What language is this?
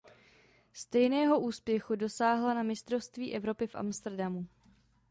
Czech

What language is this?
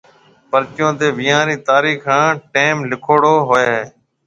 Marwari (Pakistan)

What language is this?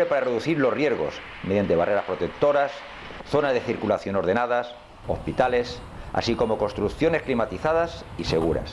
Spanish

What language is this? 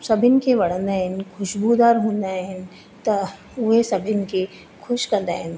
Sindhi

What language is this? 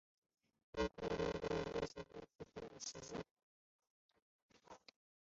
Chinese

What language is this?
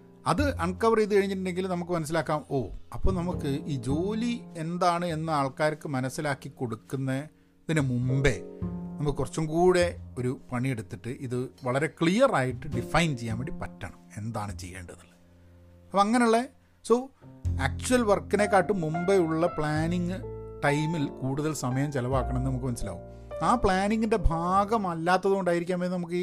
Malayalam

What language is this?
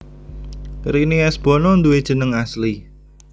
Javanese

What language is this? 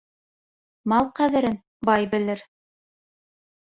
Bashkir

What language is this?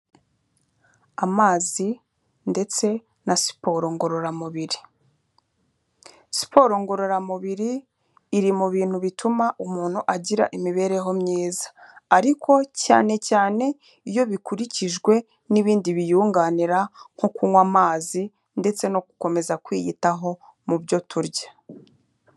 Kinyarwanda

